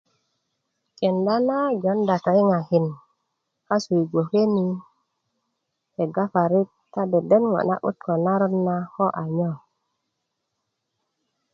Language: Kuku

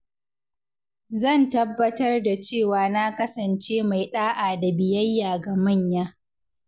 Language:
Hausa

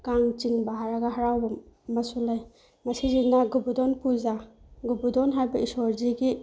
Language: Manipuri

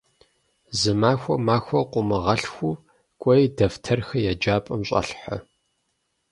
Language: Kabardian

